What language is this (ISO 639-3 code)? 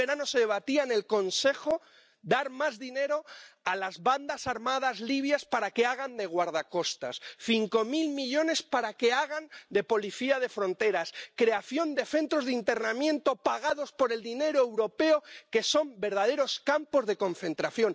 spa